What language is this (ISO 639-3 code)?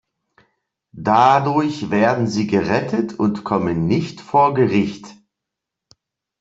deu